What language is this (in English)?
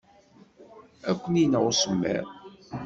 Kabyle